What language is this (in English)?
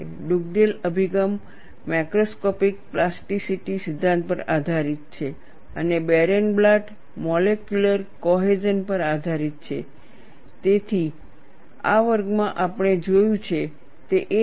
Gujarati